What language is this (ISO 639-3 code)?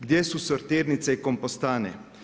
hrv